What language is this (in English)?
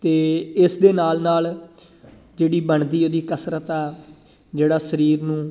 Punjabi